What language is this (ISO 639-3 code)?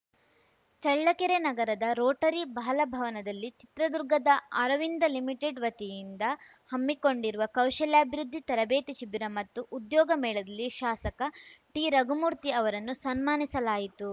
kan